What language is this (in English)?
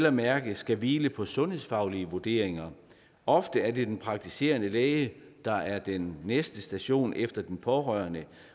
Danish